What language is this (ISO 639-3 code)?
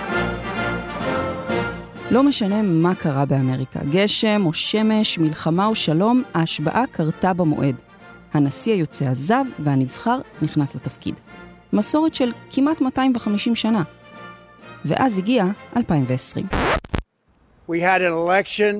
heb